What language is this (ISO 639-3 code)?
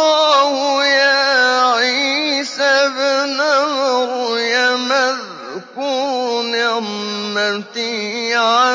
ara